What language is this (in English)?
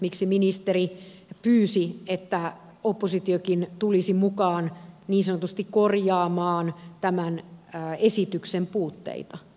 Finnish